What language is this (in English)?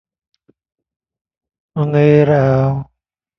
Thai